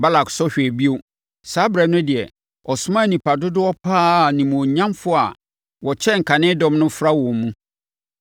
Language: Akan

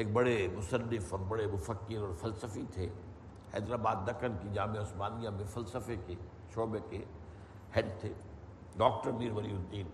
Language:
Urdu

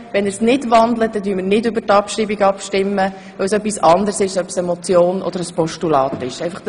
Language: Swiss German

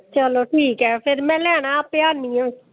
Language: Dogri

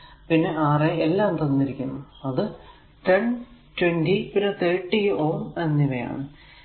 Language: Malayalam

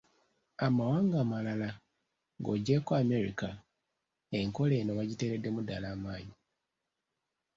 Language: Ganda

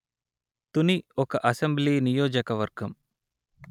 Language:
Telugu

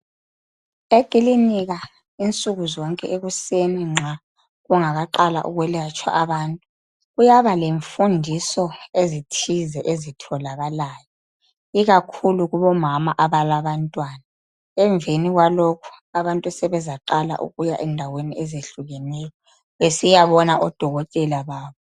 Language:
North Ndebele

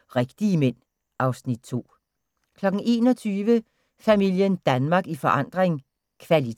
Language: Danish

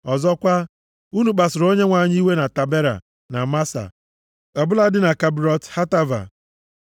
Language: Igbo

